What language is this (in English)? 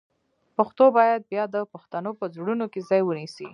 Pashto